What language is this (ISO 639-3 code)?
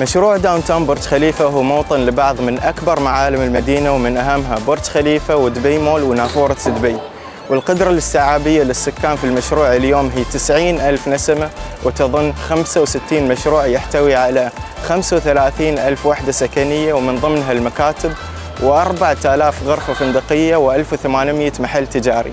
ara